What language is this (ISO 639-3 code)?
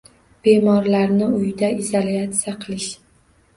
uzb